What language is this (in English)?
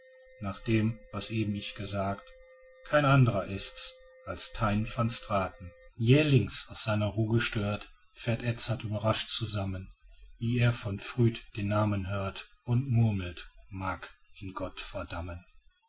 German